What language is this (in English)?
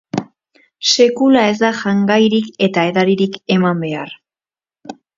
Basque